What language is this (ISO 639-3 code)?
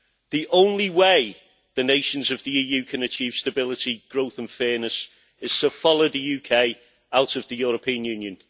eng